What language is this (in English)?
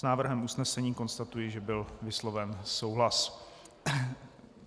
Czech